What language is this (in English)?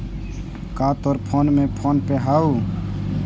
Magahi